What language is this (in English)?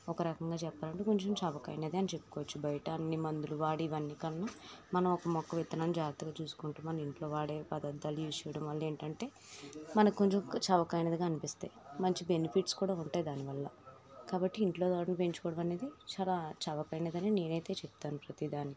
Telugu